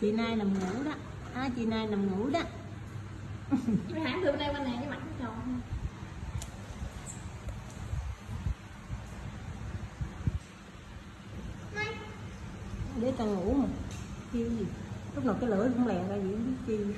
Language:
Vietnamese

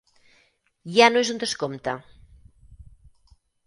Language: Catalan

